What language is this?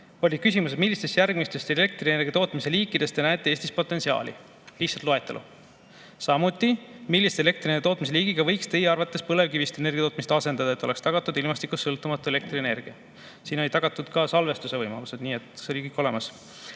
Estonian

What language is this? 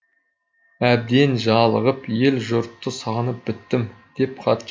Kazakh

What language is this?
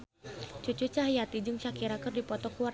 Sundanese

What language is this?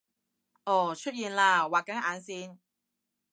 Cantonese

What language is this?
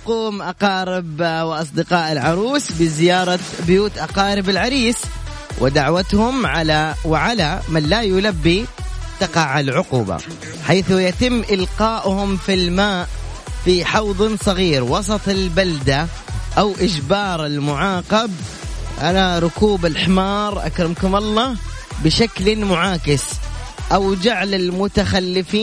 Arabic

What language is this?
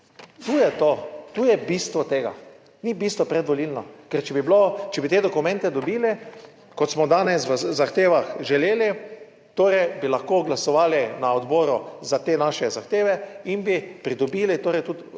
Slovenian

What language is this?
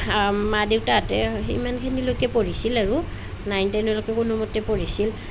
Assamese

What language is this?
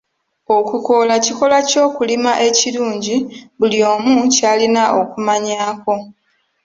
Ganda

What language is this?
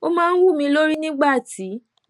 Yoruba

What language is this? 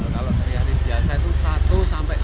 Indonesian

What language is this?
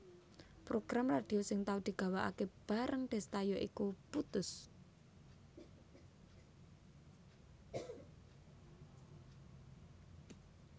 Javanese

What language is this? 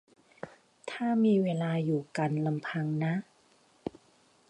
Thai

